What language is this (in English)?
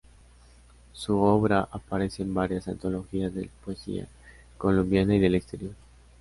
Spanish